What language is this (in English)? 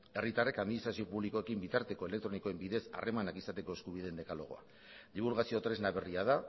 Basque